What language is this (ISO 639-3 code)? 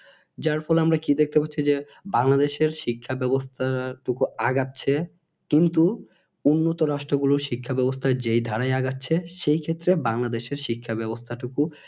ben